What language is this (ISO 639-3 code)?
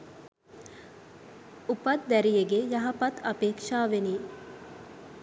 sin